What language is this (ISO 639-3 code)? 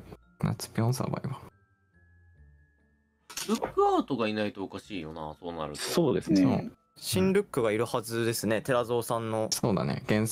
jpn